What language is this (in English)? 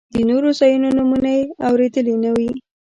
Pashto